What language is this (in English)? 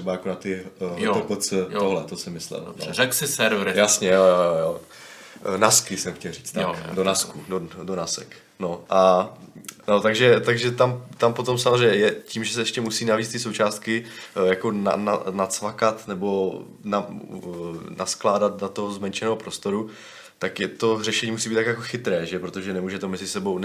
Czech